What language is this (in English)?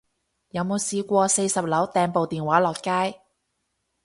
Cantonese